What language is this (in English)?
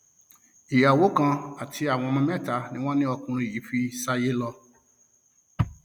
Yoruba